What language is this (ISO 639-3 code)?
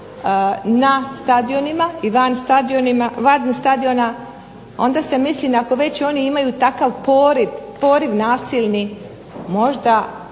hrv